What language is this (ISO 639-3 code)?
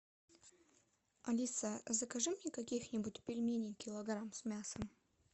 rus